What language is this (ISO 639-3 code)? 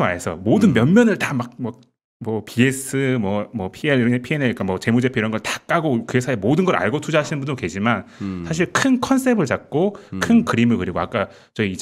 kor